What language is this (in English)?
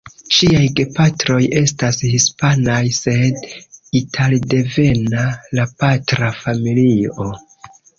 Esperanto